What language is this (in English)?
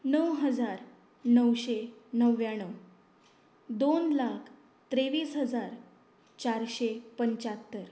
Konkani